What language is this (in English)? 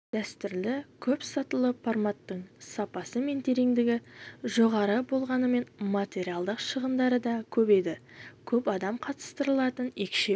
Kazakh